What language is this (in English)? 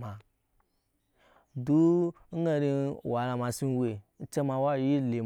Nyankpa